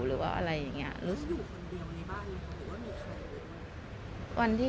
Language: Thai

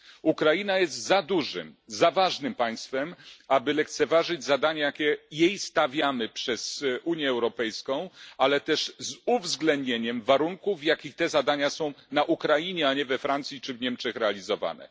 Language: Polish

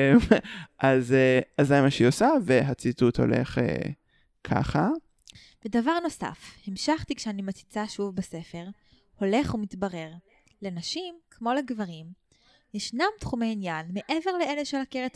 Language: Hebrew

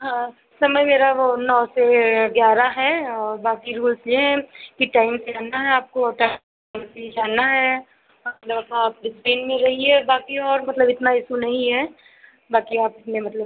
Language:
Hindi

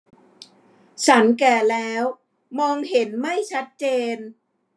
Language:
Thai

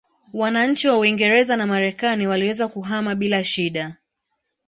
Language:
Swahili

